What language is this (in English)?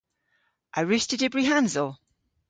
Cornish